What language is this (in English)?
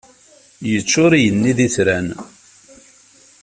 Kabyle